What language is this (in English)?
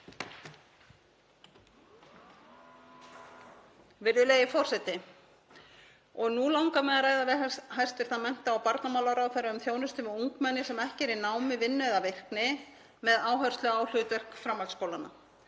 Icelandic